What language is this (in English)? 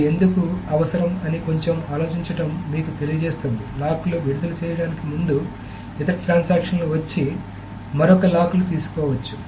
Telugu